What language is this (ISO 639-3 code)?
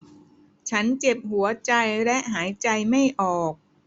tha